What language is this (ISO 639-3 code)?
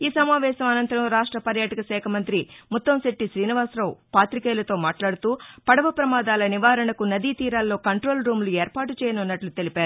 tel